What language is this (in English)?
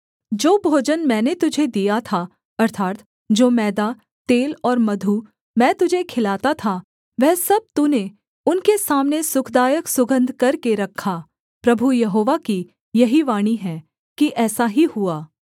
Hindi